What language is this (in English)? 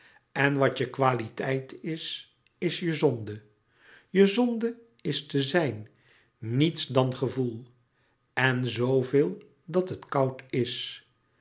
Dutch